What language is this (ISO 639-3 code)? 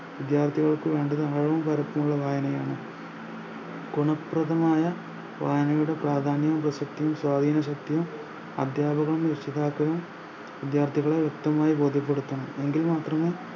mal